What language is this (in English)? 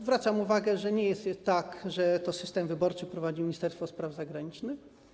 Polish